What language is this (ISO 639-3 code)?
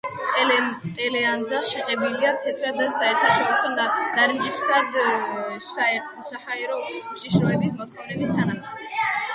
kat